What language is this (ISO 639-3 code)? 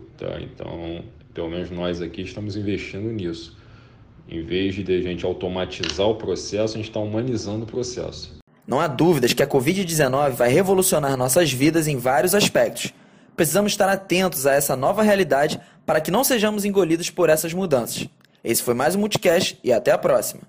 por